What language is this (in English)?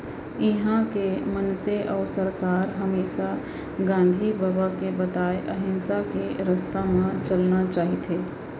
Chhattisgarhi